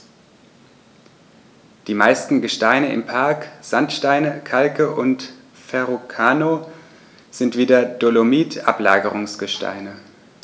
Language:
German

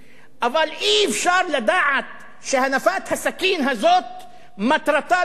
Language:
Hebrew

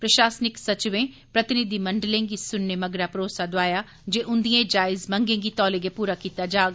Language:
Dogri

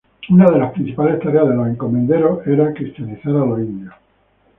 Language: Spanish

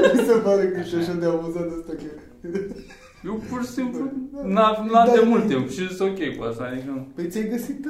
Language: Romanian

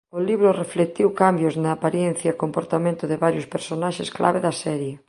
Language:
Galician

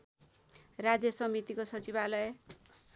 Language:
Nepali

